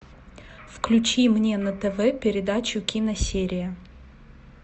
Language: Russian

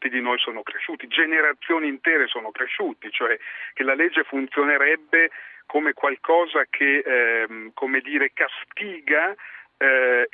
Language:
Italian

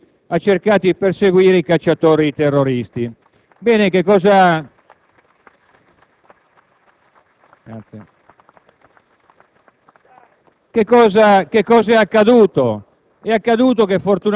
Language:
Italian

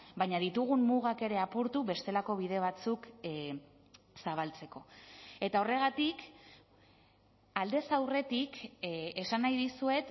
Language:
Basque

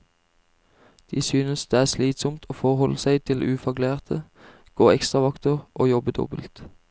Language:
Norwegian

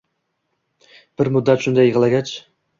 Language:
Uzbek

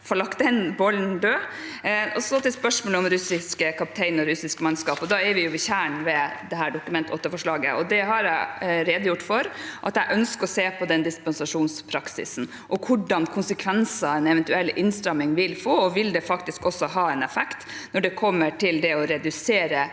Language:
Norwegian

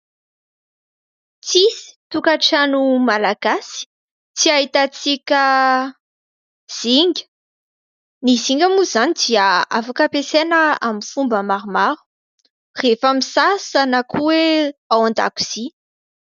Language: Malagasy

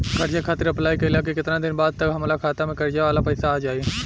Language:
Bhojpuri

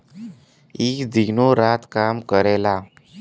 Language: Bhojpuri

